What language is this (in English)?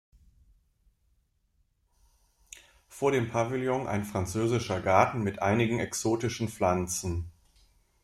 German